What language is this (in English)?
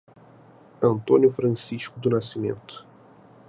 Portuguese